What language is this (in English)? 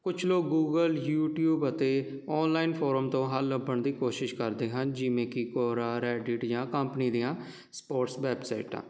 Punjabi